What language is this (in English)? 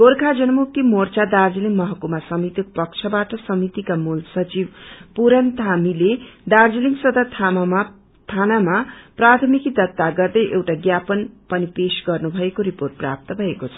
Nepali